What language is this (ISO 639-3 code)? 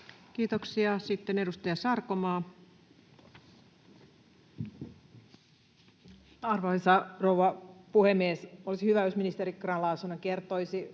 fin